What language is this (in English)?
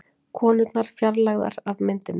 Icelandic